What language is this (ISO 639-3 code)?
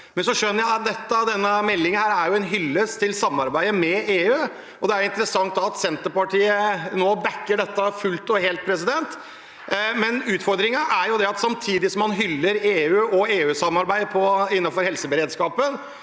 nor